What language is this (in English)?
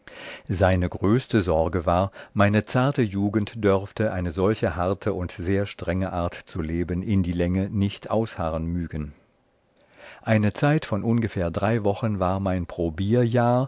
German